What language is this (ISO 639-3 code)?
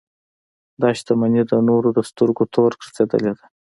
pus